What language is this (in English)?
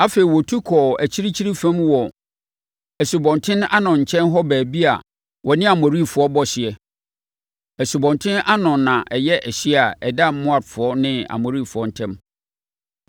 Akan